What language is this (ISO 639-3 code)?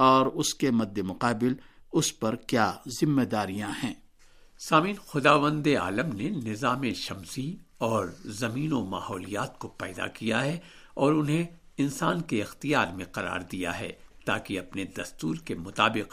urd